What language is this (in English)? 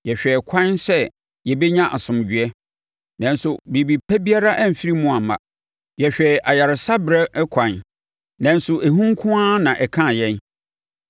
Akan